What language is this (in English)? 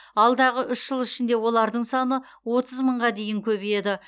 Kazakh